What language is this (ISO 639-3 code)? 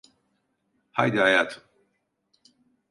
tur